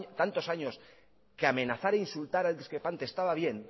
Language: Spanish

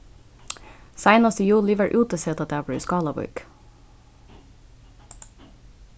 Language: Faroese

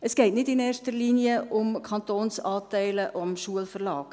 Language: Swiss German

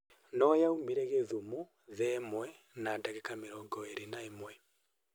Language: Kikuyu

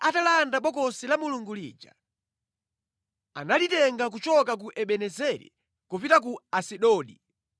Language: Nyanja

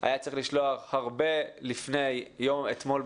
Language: Hebrew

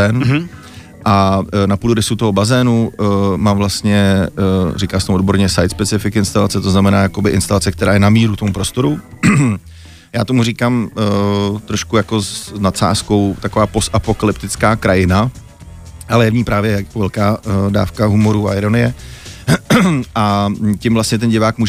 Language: Czech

